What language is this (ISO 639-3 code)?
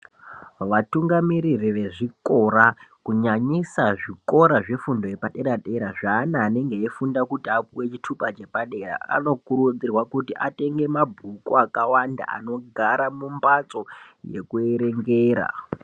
ndc